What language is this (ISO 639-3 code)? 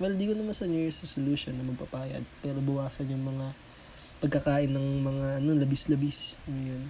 fil